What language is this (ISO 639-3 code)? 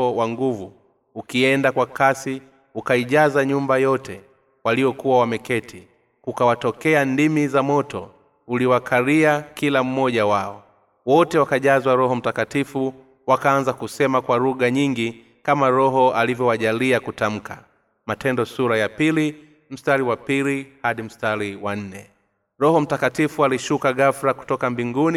swa